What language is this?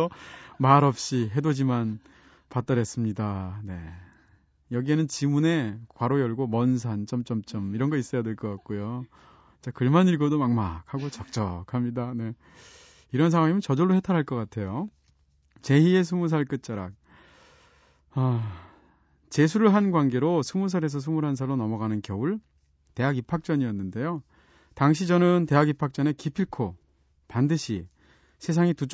Korean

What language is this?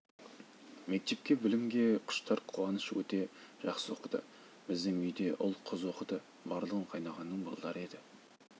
Kazakh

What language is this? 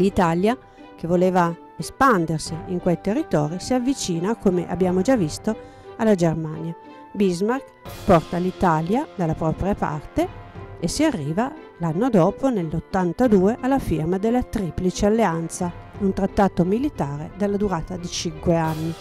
Italian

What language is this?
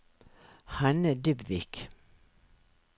Norwegian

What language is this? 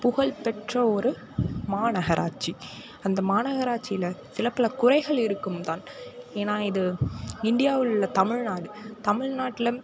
Tamil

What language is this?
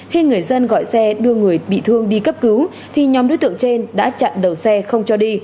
Vietnamese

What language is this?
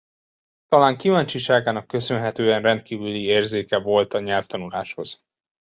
Hungarian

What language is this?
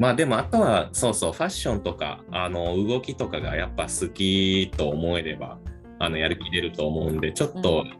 Japanese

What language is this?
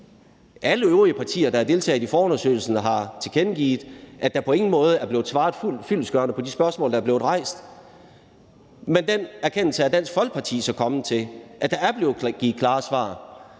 Danish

